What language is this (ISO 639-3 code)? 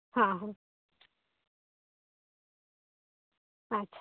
sat